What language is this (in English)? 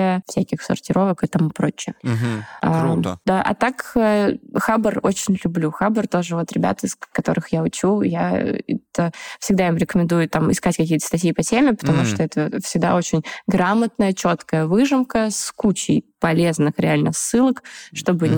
Russian